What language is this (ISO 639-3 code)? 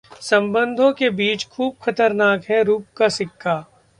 hin